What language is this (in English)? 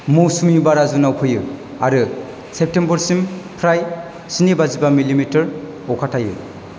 Bodo